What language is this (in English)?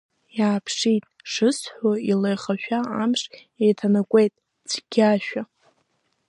Abkhazian